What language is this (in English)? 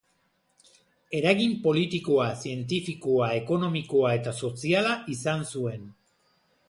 Basque